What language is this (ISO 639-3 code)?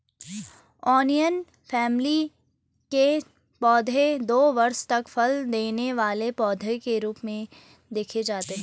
hin